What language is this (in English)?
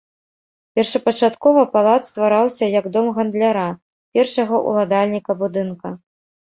Belarusian